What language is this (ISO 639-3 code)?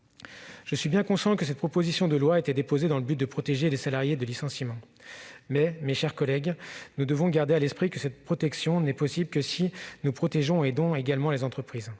fra